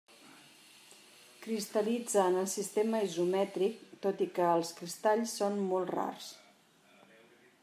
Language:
Catalan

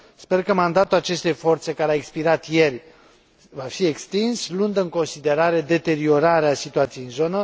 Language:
Romanian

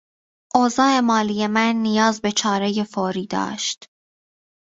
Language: Persian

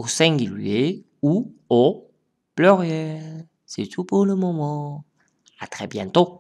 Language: French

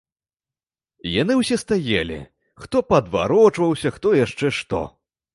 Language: Belarusian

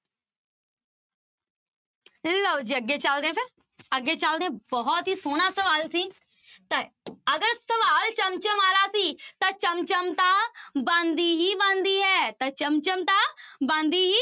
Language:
Punjabi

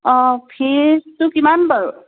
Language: Assamese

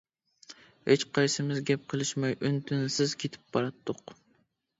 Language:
Uyghur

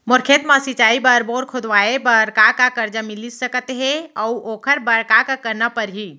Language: Chhattisgarhi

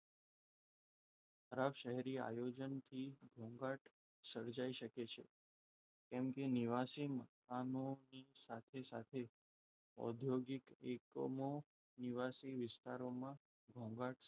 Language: Gujarati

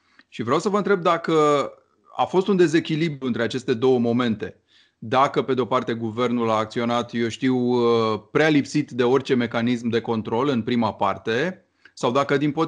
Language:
Romanian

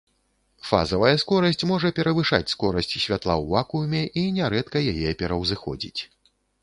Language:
Belarusian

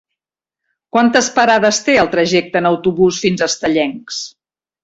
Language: Catalan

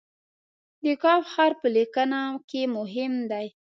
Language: Pashto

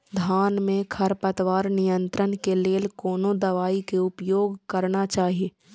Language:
Maithili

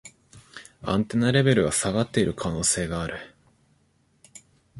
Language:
Japanese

